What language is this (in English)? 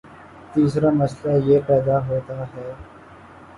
Urdu